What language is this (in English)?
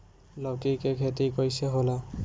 Bhojpuri